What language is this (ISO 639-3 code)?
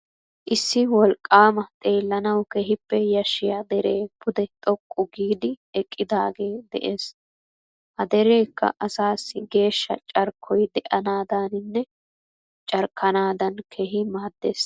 wal